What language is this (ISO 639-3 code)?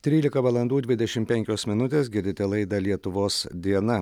lit